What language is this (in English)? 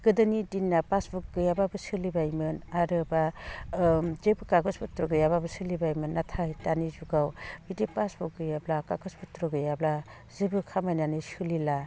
Bodo